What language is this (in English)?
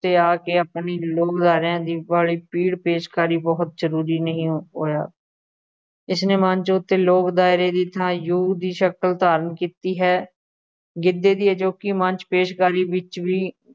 Punjabi